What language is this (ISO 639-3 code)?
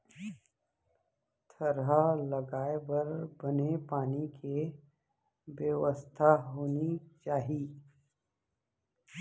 hne